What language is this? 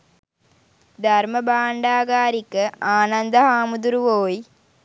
Sinhala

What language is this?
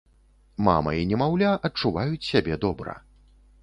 Belarusian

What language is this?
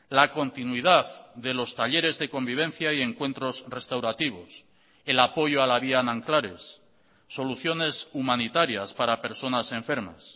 Spanish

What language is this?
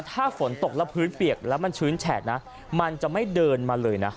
Thai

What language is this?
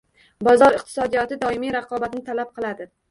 Uzbek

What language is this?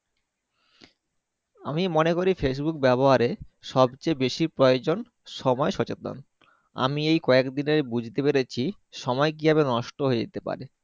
Bangla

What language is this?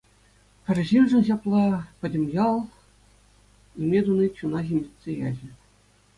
Chuvash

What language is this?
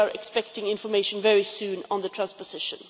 English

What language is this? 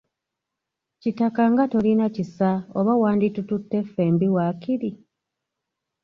Ganda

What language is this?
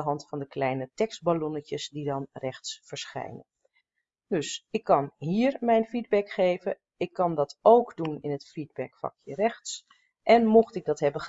Dutch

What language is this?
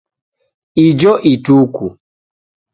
Taita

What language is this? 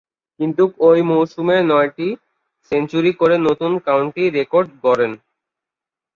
Bangla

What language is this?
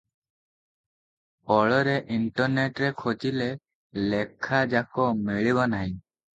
Odia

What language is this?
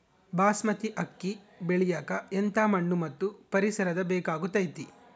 Kannada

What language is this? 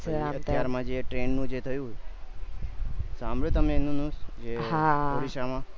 Gujarati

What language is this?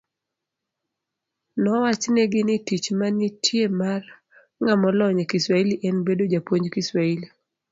Luo (Kenya and Tanzania)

